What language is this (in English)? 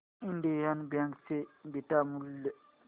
Marathi